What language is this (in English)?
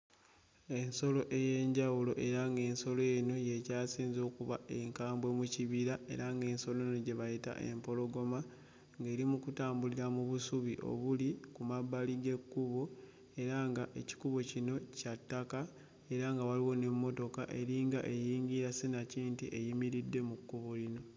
Ganda